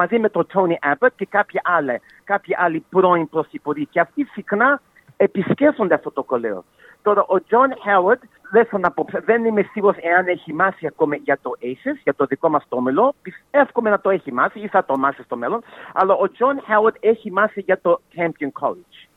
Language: Greek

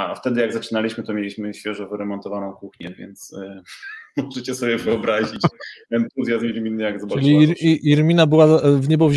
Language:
Polish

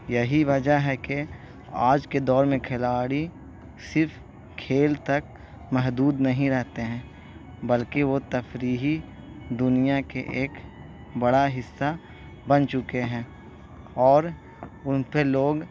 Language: Urdu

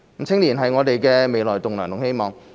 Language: Cantonese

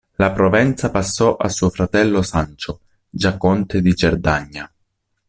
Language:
Italian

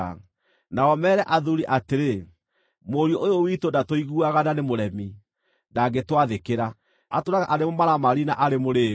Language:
Kikuyu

